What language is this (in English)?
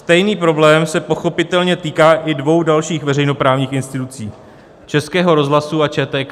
Czech